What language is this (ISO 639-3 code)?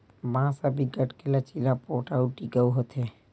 hne